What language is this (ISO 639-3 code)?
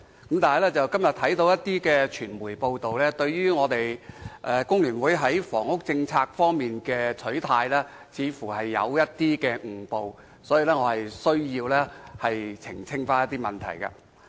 yue